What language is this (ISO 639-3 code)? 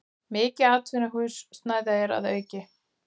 isl